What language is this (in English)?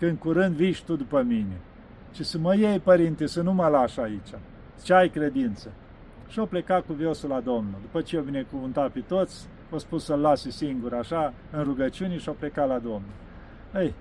Romanian